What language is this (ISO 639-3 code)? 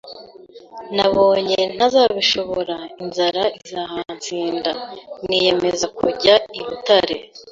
kin